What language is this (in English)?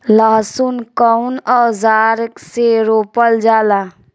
Bhojpuri